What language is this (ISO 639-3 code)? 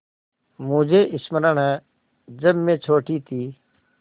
hin